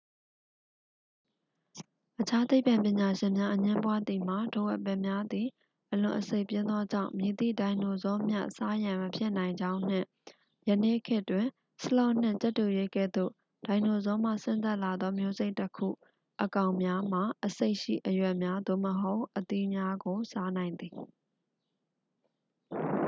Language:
Burmese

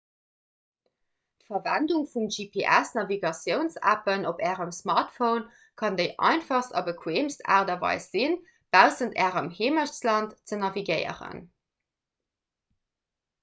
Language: Luxembourgish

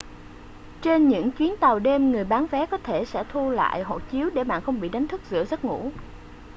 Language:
Vietnamese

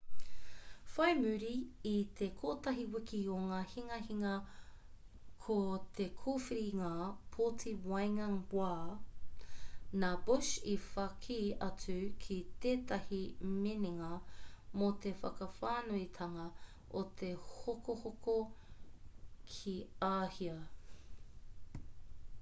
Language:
Māori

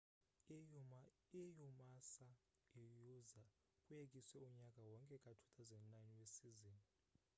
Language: Xhosa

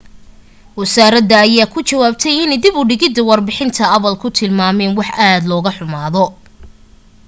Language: Somali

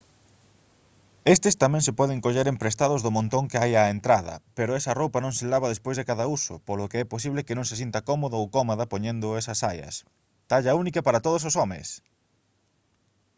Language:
Galician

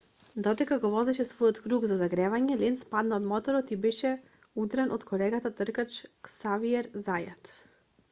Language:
Macedonian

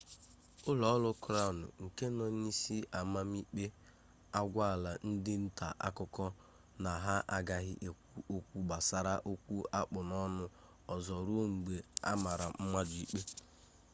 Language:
Igbo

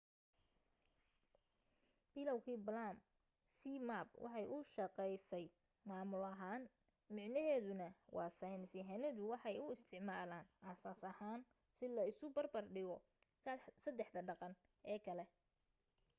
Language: Somali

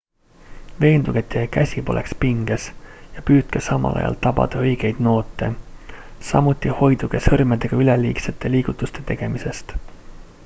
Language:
Estonian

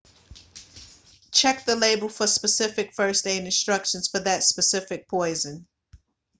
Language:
English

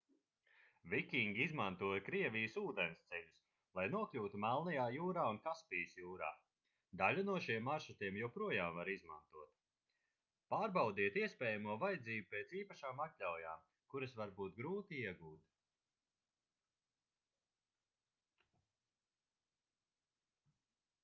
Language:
Latvian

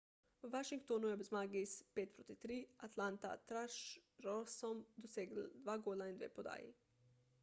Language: Slovenian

